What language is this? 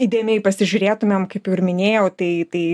Lithuanian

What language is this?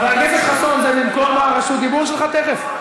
Hebrew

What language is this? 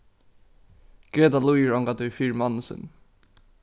Faroese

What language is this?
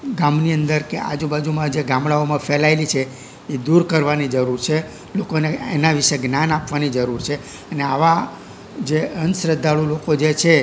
Gujarati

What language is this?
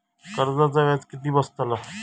Marathi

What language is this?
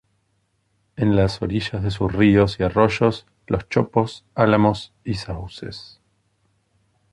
Spanish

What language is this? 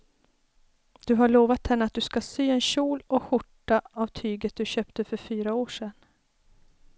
Swedish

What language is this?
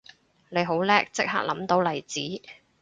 Cantonese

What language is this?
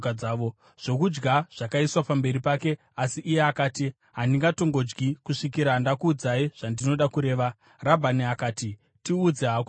Shona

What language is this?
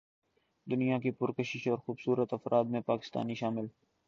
Urdu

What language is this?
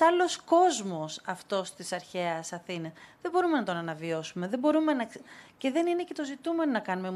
Greek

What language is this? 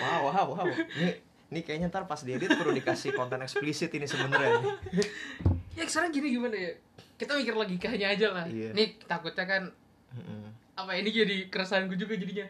Indonesian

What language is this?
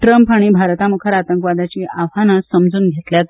Konkani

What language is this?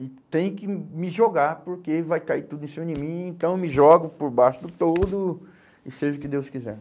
Portuguese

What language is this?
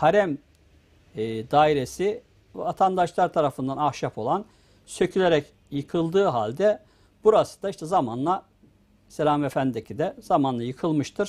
Turkish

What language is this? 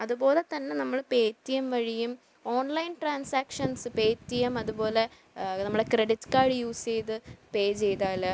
Malayalam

